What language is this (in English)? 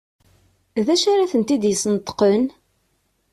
Kabyle